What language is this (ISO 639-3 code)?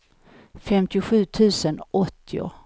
swe